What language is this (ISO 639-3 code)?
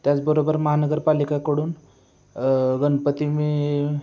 mar